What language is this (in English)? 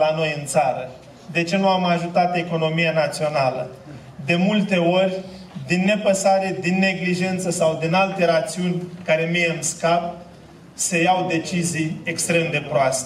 Romanian